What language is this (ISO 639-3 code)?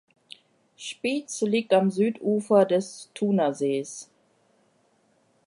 deu